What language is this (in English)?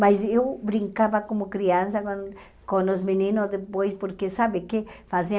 Portuguese